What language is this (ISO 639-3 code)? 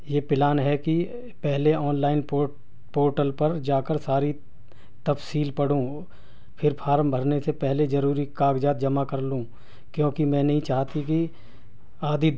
urd